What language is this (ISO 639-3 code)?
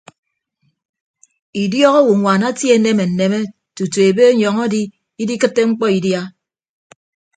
ibb